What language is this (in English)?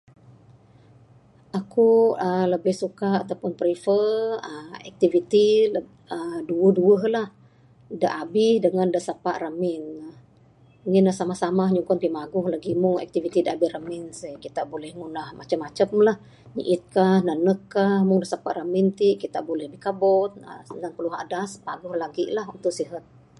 Bukar-Sadung Bidayuh